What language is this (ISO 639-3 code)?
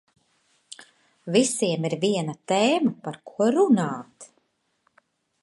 lav